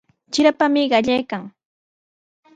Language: Sihuas Ancash Quechua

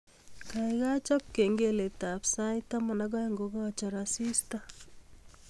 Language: Kalenjin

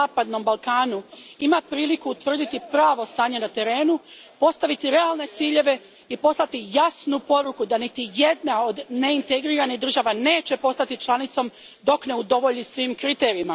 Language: Croatian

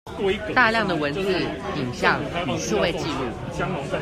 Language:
Chinese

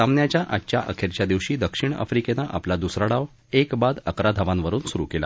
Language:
Marathi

